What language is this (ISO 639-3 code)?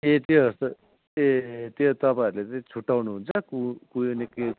nep